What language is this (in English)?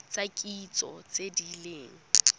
Tswana